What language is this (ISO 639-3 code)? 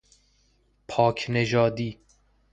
fas